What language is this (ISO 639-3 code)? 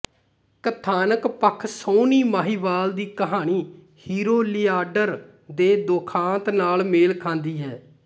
pan